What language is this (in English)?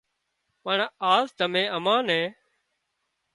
Wadiyara Koli